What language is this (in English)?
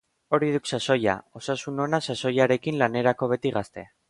Basque